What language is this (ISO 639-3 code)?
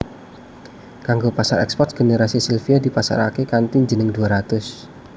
jav